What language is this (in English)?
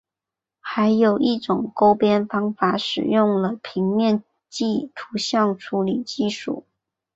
Chinese